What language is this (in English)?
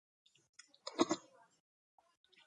Georgian